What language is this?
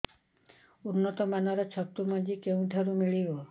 Odia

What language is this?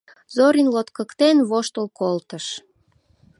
Mari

